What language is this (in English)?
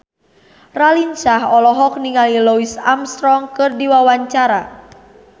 Sundanese